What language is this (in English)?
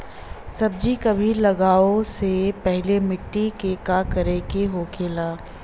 Bhojpuri